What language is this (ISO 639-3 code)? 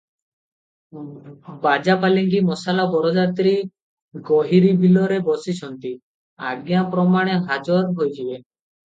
ori